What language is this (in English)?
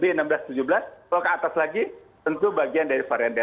Indonesian